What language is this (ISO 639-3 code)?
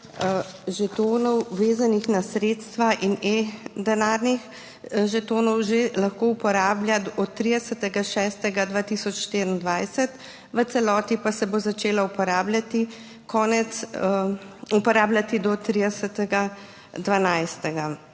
slv